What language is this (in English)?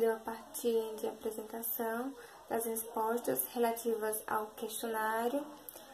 Portuguese